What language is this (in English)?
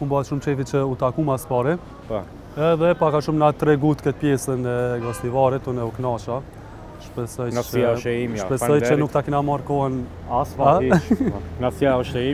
Romanian